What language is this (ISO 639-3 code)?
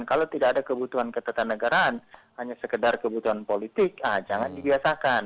ind